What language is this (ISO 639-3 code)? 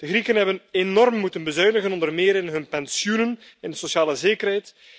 nld